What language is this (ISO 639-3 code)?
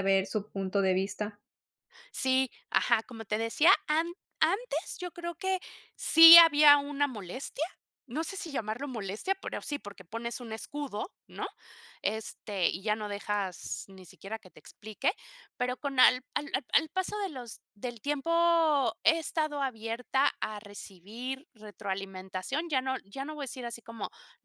spa